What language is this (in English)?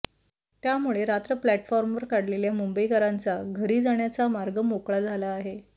Marathi